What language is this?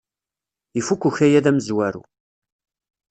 Kabyle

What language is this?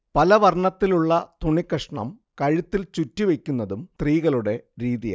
Malayalam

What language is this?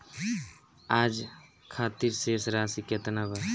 Bhojpuri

